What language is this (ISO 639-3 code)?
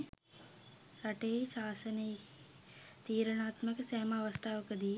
sin